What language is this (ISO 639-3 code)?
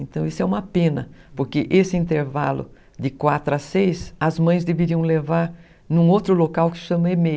por